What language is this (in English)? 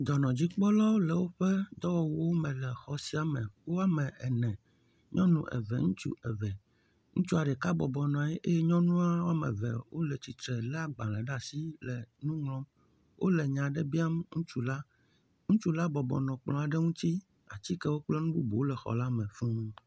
Ewe